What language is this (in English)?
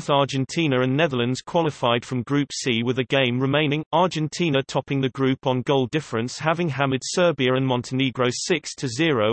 English